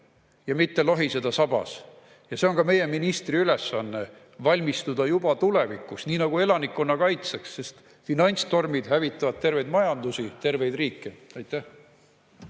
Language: Estonian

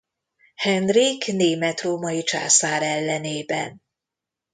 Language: Hungarian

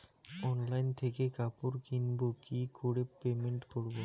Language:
Bangla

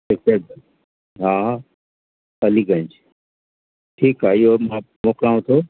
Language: Sindhi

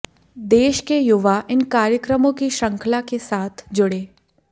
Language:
Hindi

